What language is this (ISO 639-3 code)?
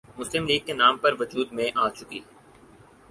urd